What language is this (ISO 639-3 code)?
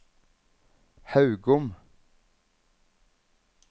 nor